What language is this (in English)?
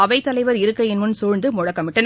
Tamil